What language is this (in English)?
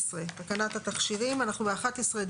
Hebrew